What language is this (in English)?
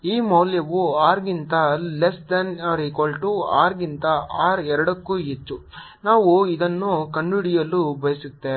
Kannada